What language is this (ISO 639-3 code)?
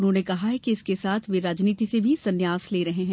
hin